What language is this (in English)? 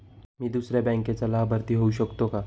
Marathi